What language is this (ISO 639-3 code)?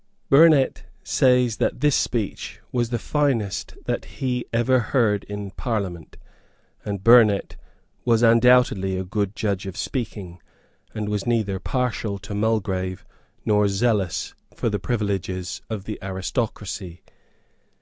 eng